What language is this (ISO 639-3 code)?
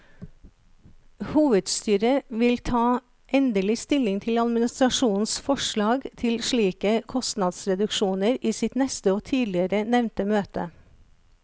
nor